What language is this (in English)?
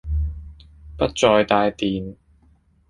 Cantonese